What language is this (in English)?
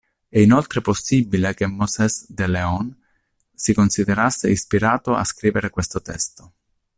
Italian